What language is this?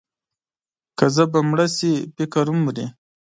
Pashto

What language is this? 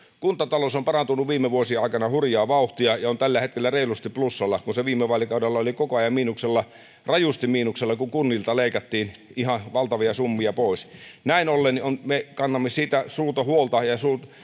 Finnish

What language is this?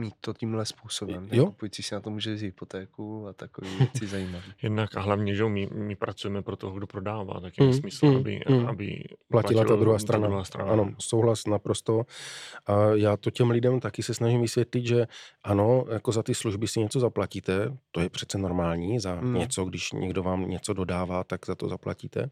Czech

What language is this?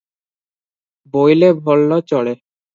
Odia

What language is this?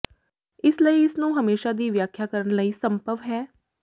Punjabi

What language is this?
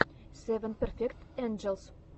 Russian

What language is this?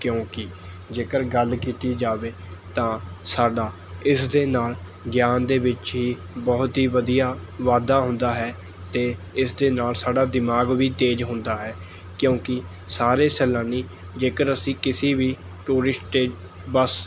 Punjabi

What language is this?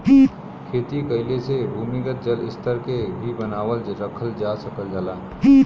Bhojpuri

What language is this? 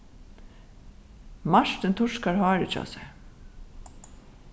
Faroese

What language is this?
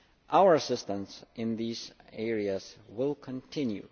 English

